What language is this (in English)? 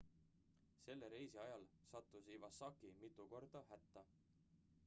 Estonian